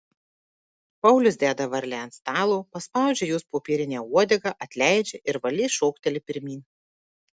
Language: Lithuanian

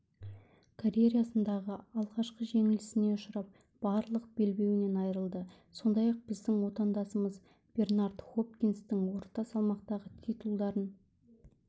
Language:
Kazakh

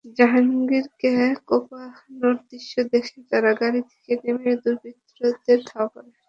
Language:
Bangla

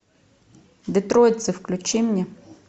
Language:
Russian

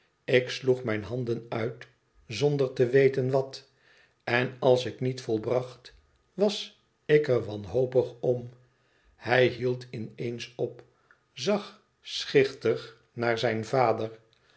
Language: Dutch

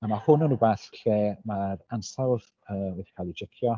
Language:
Welsh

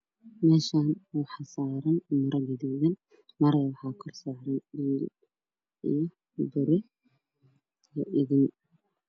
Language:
Somali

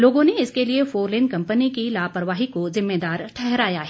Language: Hindi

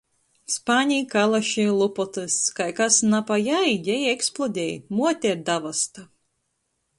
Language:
Latgalian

